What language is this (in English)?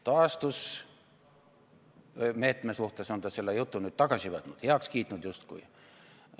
Estonian